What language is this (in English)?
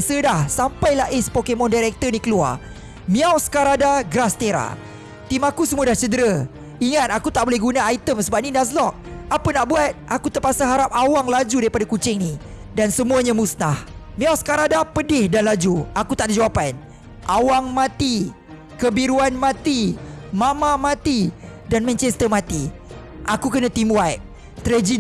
Malay